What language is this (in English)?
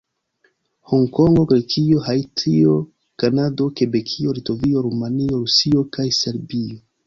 Esperanto